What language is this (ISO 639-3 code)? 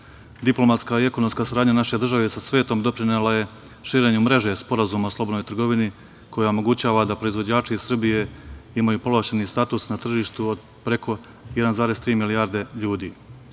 srp